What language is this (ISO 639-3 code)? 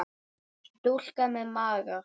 isl